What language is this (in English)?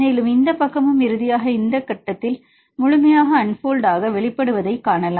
Tamil